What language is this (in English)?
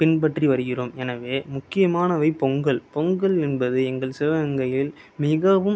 Tamil